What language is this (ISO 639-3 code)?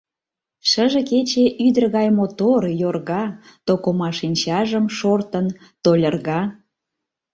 chm